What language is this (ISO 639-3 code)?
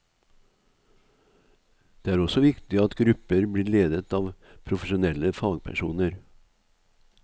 nor